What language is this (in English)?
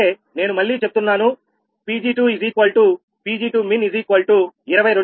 Telugu